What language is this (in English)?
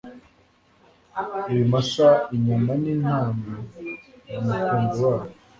Kinyarwanda